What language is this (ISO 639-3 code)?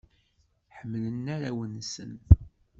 kab